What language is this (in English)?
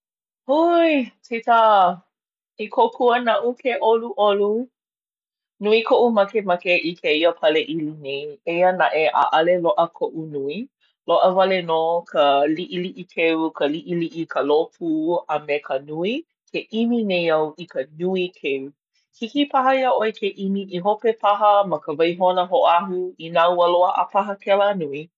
Hawaiian